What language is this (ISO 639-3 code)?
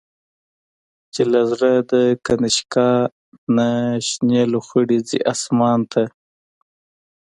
pus